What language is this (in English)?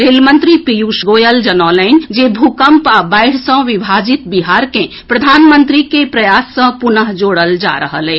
Maithili